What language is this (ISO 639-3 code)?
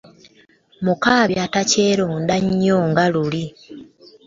lug